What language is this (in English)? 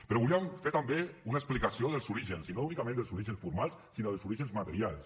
Catalan